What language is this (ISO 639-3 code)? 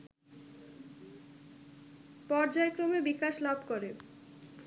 ben